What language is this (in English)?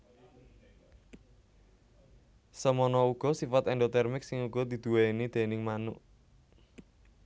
Javanese